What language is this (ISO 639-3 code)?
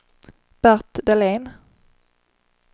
swe